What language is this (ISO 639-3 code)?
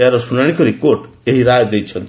ori